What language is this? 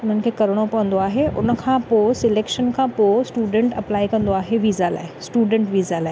Sindhi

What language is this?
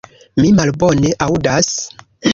Esperanto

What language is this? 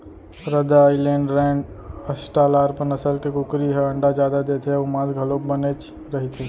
Chhattisgarhi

